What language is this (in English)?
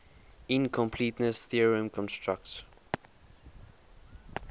English